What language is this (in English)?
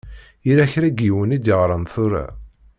Kabyle